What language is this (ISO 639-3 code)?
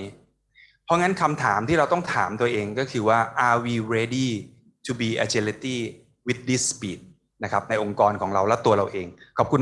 tha